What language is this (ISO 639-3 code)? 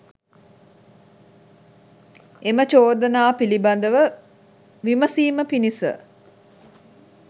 sin